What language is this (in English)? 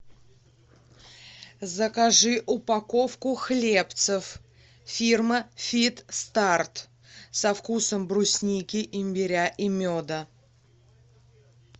Russian